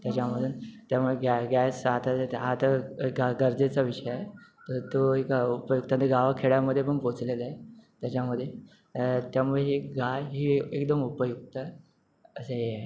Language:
Marathi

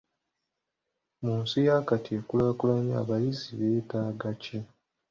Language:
Ganda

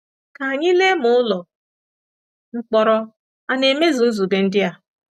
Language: Igbo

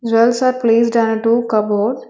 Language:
English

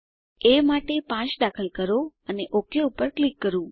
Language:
Gujarati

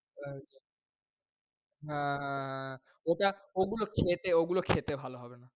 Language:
Bangla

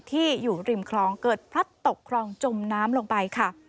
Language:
Thai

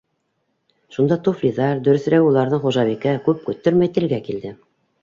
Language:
Bashkir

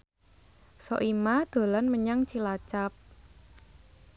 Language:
Javanese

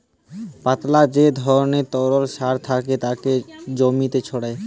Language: Bangla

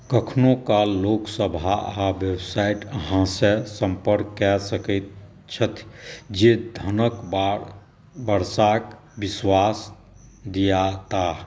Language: Maithili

